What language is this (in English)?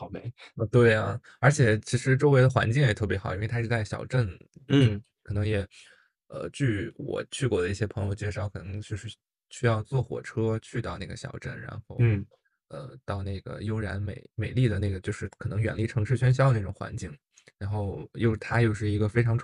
Chinese